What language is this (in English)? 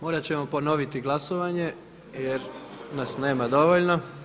Croatian